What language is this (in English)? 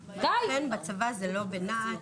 Hebrew